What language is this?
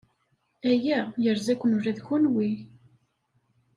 Kabyle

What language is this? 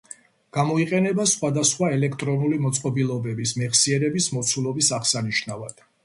Georgian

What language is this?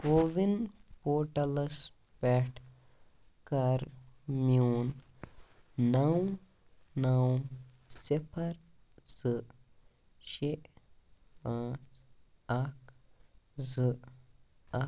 Kashmiri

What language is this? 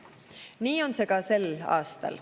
Estonian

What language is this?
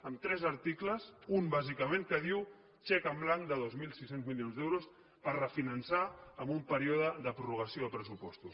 Catalan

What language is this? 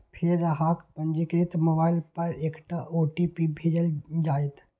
Maithili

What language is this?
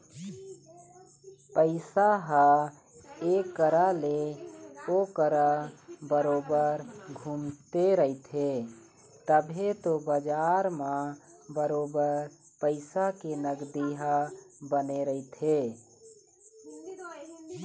Chhattisgarhi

